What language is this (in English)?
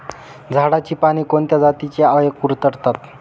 Marathi